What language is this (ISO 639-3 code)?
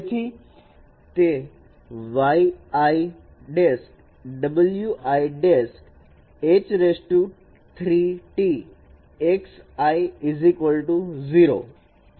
guj